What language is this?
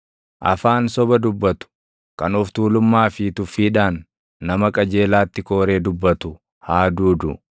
Oromo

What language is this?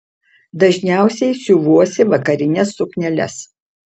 Lithuanian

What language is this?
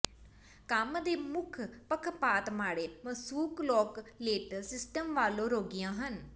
Punjabi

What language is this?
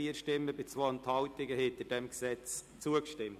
Swiss German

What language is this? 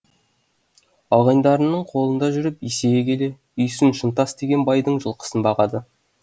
Kazakh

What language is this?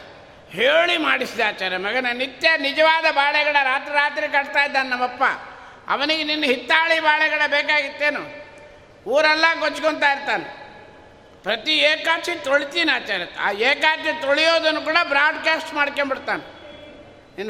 Kannada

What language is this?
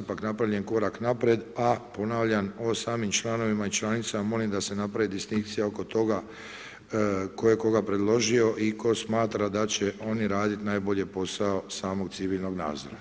Croatian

